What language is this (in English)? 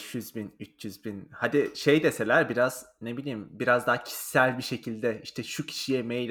Turkish